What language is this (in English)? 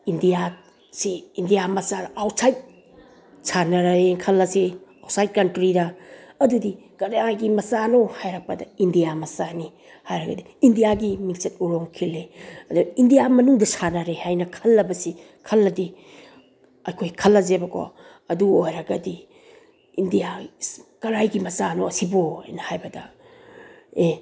Manipuri